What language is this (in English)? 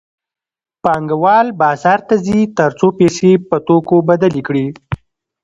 Pashto